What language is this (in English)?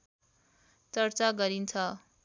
Nepali